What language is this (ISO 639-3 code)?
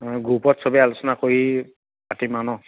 asm